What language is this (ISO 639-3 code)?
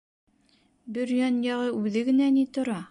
bak